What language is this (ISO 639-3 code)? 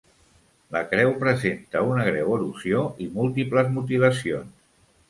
cat